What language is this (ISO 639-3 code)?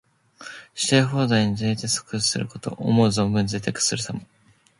jpn